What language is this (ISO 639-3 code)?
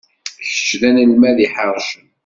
kab